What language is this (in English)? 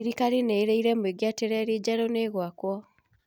Kikuyu